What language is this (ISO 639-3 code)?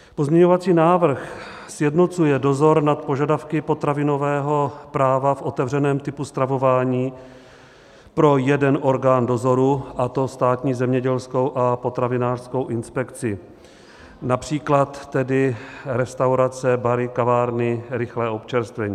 ces